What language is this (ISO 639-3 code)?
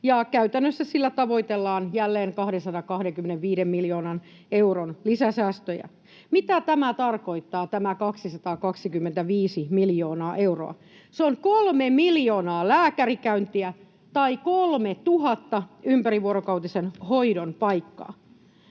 fin